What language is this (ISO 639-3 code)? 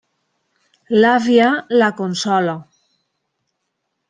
cat